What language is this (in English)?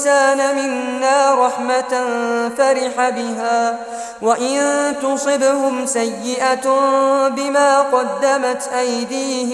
Arabic